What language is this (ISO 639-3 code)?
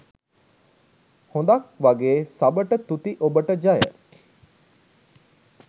sin